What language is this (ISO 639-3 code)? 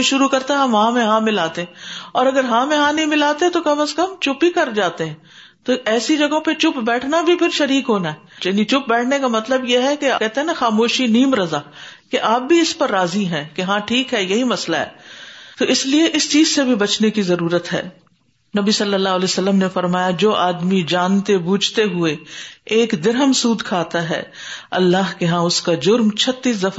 urd